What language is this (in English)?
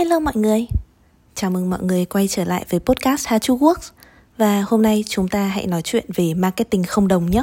Vietnamese